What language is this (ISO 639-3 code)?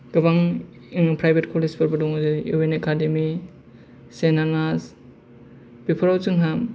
brx